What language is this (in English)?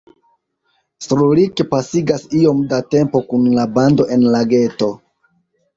Esperanto